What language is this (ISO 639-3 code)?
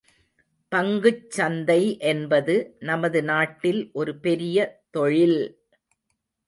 tam